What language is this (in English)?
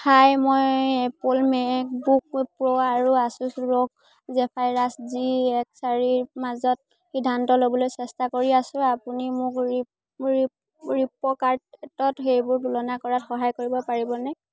Assamese